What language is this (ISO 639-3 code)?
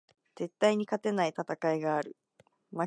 jpn